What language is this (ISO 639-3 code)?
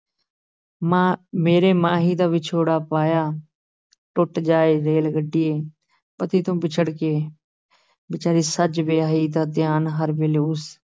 pan